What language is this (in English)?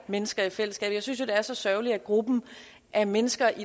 Danish